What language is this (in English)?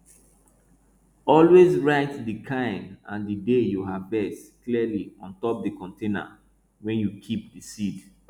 Nigerian Pidgin